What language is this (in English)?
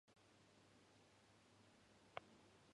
Japanese